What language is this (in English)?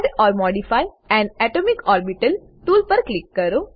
Gujarati